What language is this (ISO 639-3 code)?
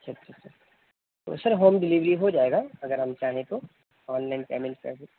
urd